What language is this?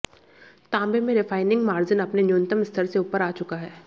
Hindi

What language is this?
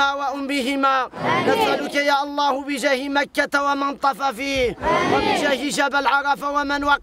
Arabic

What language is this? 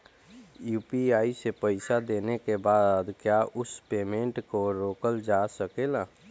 Bhojpuri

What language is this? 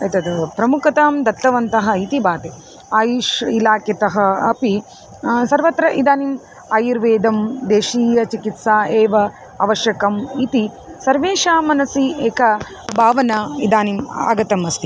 Sanskrit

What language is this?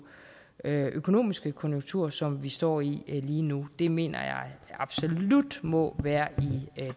Danish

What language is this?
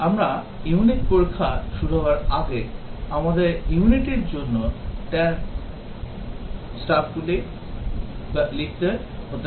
Bangla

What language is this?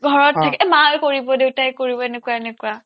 Assamese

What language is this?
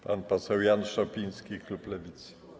Polish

